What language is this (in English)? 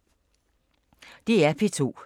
Danish